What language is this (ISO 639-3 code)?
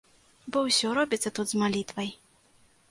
bel